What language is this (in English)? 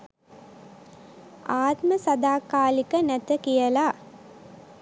Sinhala